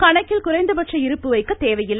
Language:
Tamil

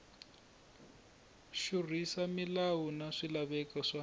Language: Tsonga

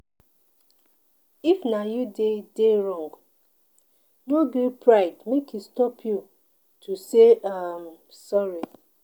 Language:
Nigerian Pidgin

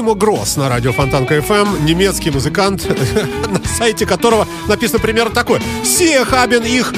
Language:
Russian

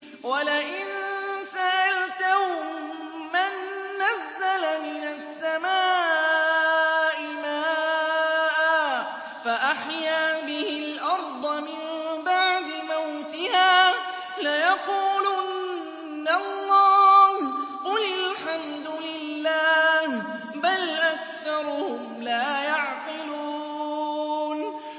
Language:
Arabic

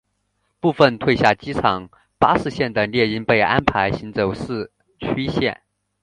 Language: Chinese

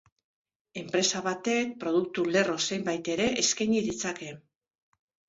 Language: Basque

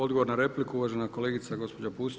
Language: Croatian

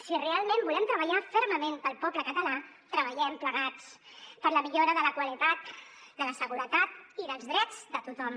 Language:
Catalan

